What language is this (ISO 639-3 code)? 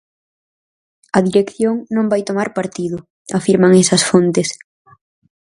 glg